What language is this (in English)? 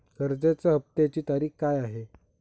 Marathi